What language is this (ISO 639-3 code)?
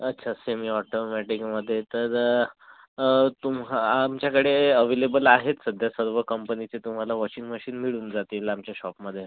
mar